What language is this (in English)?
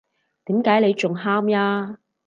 Cantonese